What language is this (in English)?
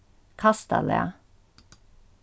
Faroese